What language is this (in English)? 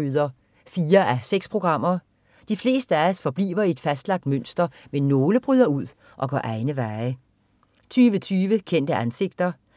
Danish